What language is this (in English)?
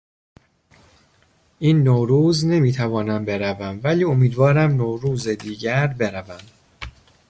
Persian